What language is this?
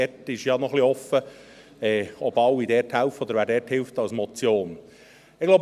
Swiss German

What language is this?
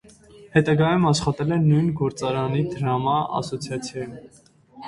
Armenian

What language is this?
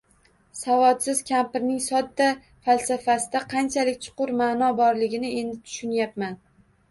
Uzbek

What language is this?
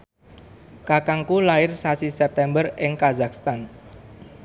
Javanese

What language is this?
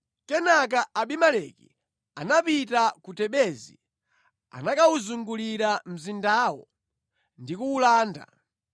Nyanja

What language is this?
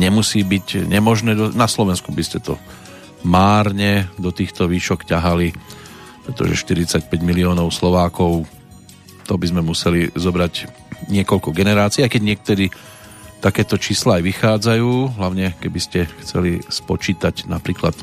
Slovak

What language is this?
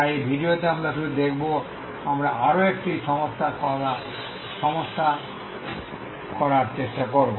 Bangla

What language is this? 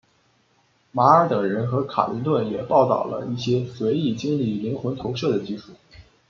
Chinese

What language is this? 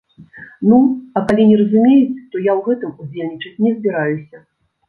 Belarusian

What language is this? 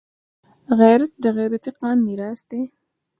Pashto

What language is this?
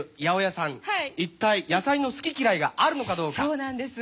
Japanese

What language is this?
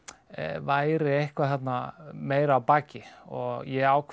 Icelandic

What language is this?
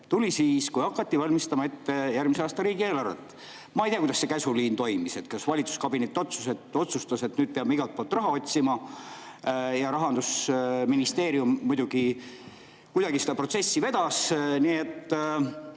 Estonian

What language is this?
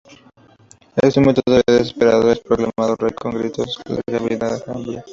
Spanish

